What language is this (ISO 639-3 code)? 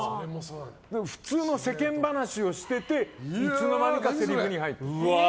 jpn